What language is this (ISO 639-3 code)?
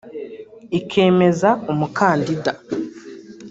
kin